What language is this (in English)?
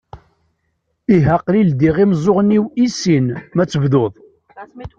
Kabyle